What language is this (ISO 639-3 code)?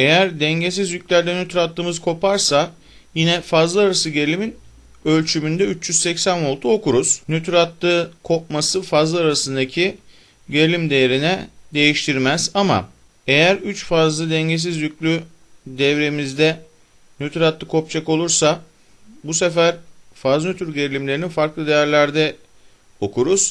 tur